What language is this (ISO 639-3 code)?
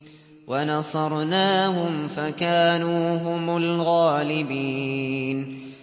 ara